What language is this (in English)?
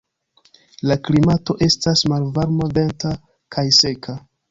Esperanto